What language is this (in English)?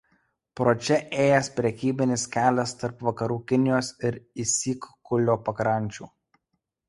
Lithuanian